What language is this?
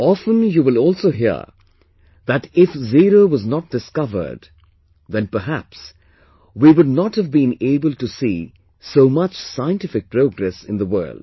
English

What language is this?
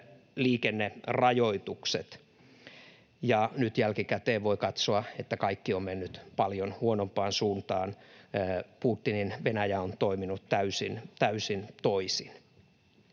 Finnish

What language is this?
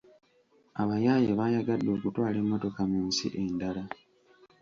Ganda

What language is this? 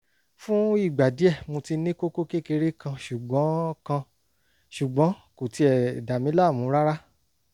Yoruba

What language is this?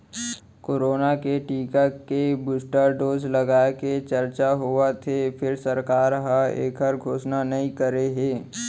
Chhattisgarhi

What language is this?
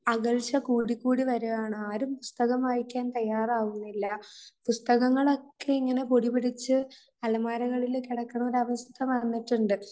Malayalam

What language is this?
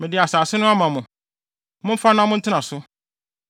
Akan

